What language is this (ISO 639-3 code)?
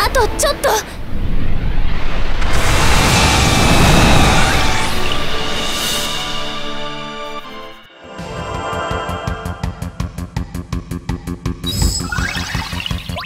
jpn